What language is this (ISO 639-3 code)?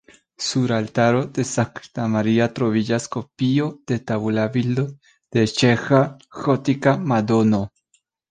epo